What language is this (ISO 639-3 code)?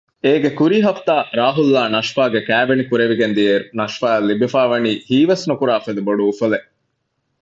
div